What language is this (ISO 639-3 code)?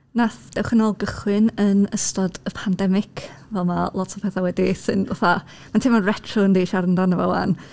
cym